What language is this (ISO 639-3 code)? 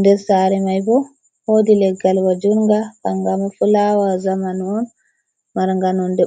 ful